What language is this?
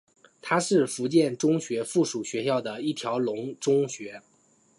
Chinese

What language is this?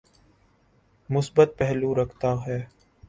Urdu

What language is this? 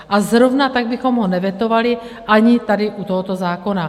Czech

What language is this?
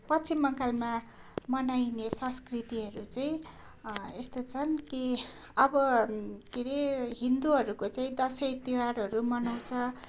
Nepali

